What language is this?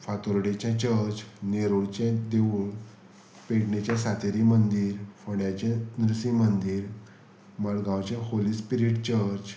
Konkani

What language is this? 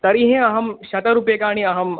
Sanskrit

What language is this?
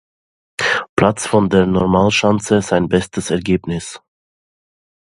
German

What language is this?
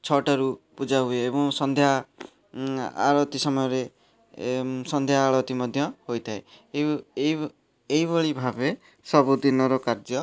Odia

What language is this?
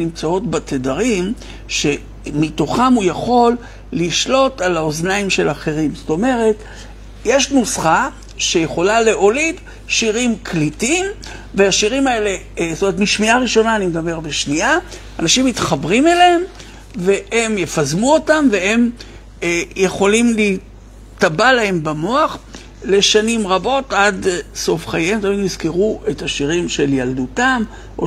Hebrew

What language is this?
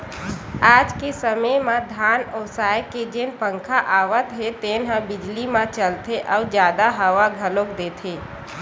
Chhattisgarhi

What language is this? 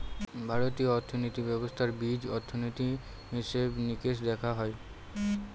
Bangla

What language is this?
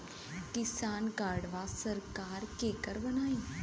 Bhojpuri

